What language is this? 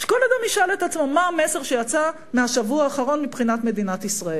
Hebrew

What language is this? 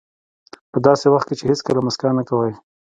Pashto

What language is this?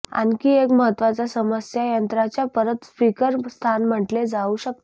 Marathi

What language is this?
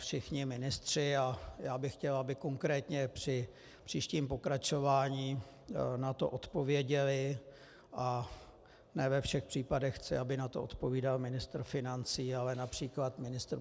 Czech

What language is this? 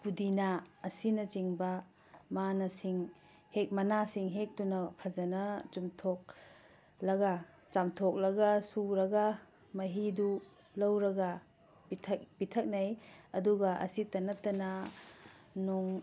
Manipuri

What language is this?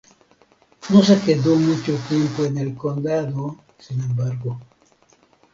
Spanish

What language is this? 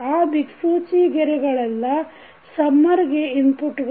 Kannada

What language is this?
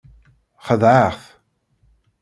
Kabyle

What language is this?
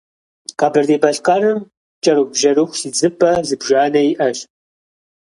Kabardian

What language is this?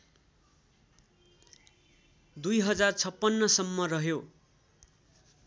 Nepali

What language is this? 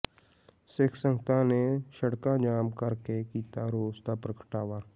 Punjabi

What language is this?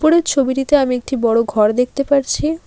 Bangla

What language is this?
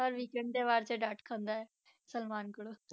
Punjabi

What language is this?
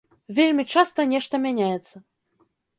Belarusian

